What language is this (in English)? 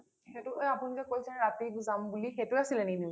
Assamese